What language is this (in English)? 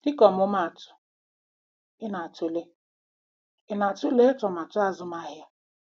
Igbo